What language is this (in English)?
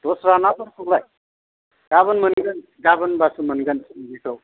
Bodo